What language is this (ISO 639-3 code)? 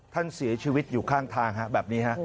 tha